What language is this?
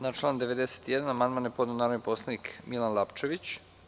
Serbian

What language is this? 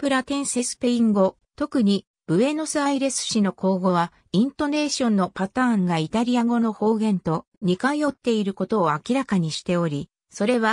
Japanese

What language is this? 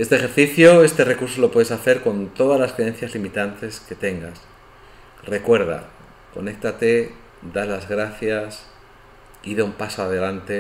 Spanish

